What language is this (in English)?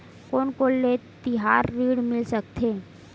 Chhattisgarhi